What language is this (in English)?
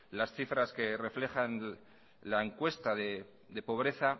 Spanish